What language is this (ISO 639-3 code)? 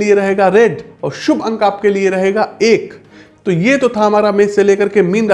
hin